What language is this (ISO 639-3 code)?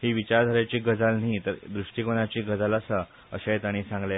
kok